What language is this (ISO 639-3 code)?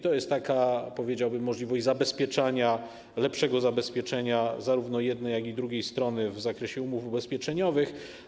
pol